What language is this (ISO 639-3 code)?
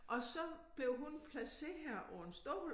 dan